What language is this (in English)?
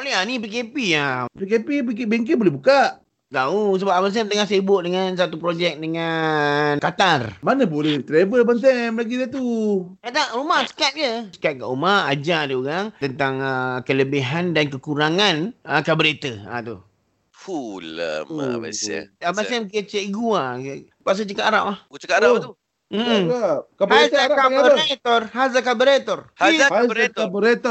Malay